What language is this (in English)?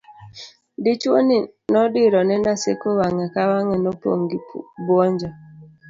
Luo (Kenya and Tanzania)